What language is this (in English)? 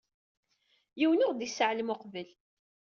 Kabyle